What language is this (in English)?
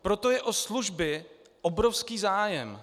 Czech